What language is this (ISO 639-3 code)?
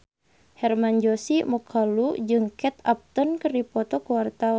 sun